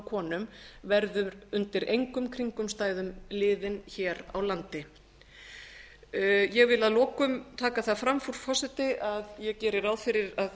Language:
Icelandic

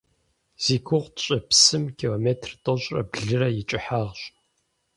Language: Kabardian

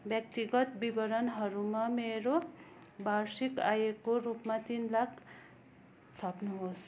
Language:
Nepali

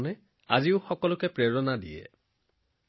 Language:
Assamese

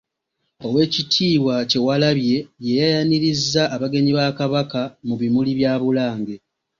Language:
Ganda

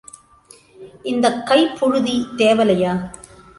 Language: Tamil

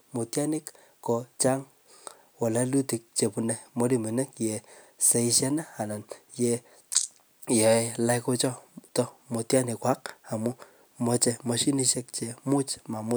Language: Kalenjin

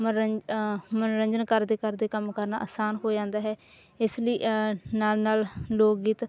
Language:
Punjabi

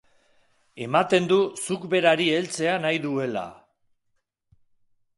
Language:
Basque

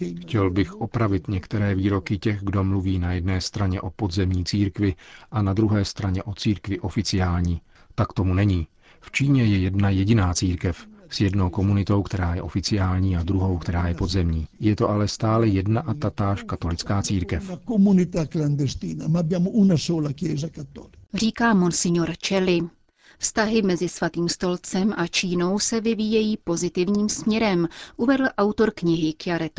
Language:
Czech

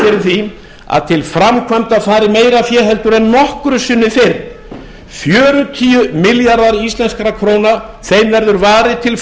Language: Icelandic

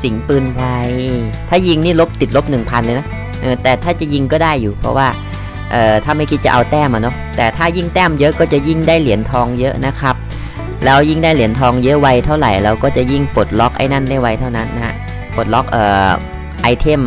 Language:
Thai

